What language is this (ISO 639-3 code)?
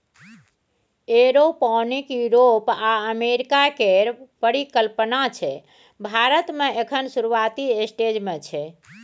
mai